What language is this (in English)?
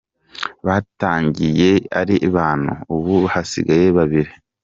Kinyarwanda